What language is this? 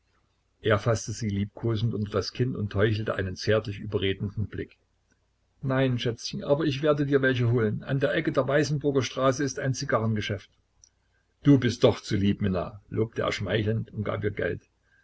German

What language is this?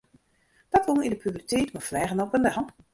Western Frisian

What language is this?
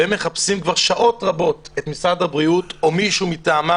Hebrew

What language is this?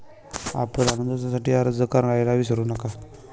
Marathi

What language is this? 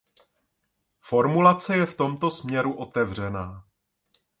Czech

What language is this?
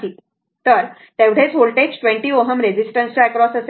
Marathi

